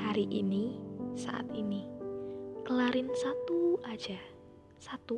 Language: Indonesian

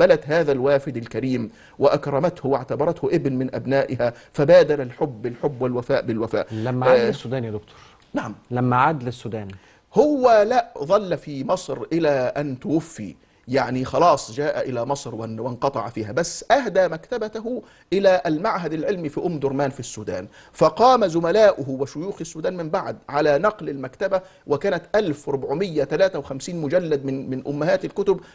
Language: Arabic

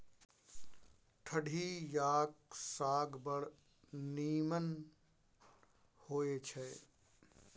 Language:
Maithili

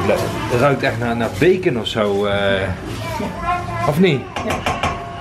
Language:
Dutch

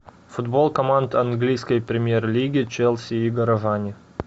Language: Russian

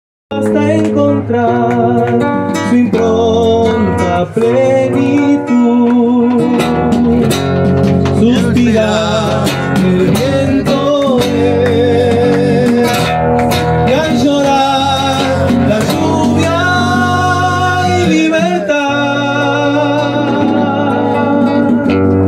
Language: Arabic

